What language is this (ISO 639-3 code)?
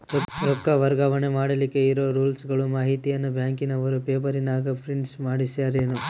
kan